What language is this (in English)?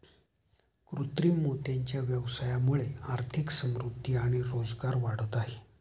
Marathi